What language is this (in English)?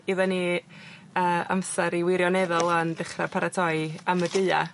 Welsh